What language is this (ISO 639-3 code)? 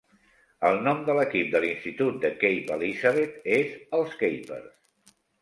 cat